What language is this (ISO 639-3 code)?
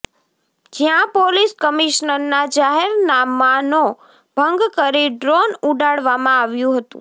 guj